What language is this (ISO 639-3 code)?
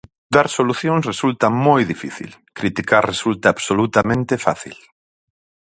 glg